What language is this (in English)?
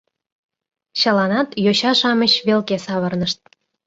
Mari